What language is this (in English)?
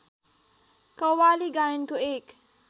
Nepali